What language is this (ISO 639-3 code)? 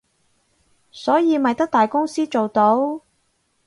yue